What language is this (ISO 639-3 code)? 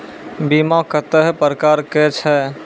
mai